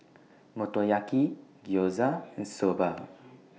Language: English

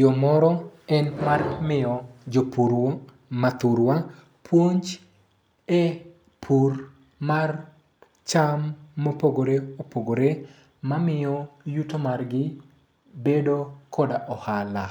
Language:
Luo (Kenya and Tanzania)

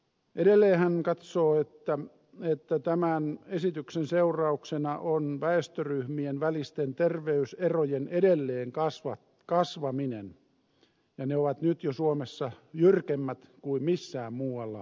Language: Finnish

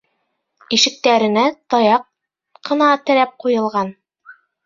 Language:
Bashkir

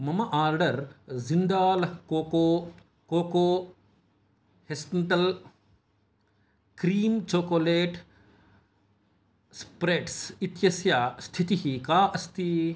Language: Sanskrit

